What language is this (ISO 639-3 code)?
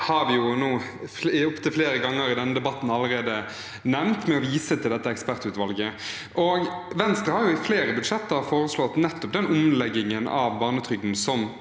nor